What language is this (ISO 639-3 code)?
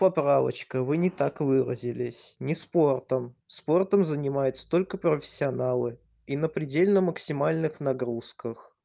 rus